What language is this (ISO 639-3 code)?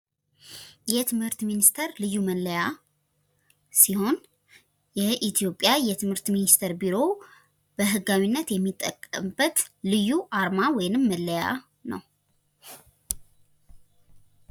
amh